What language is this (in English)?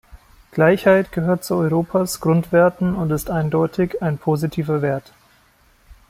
German